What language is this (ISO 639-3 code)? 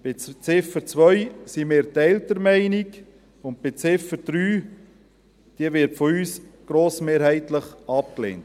gsw